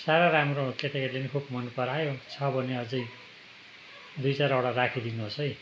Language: Nepali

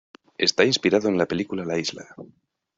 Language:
Spanish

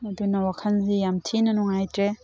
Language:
Manipuri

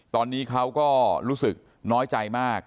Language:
Thai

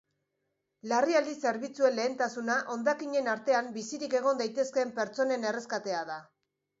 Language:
Basque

